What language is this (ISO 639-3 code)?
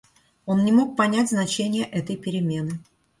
rus